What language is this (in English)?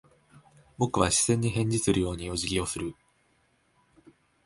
Japanese